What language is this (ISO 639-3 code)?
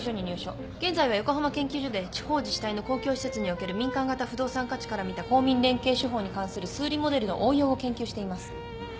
jpn